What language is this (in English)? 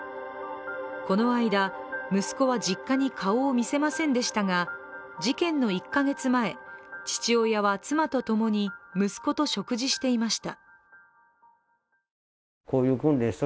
Japanese